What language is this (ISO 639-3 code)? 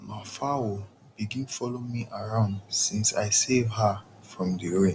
pcm